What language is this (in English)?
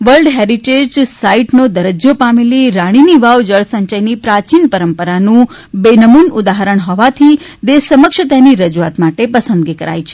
Gujarati